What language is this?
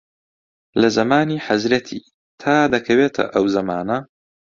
Central Kurdish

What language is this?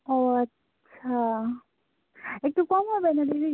Bangla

